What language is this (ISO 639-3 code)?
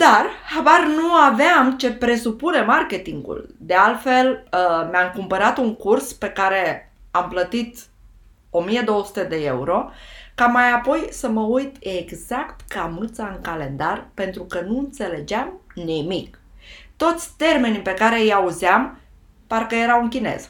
ron